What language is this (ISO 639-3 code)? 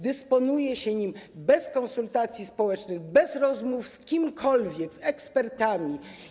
pol